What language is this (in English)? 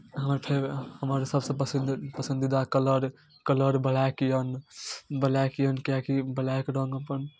Maithili